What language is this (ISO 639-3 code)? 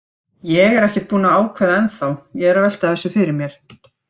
isl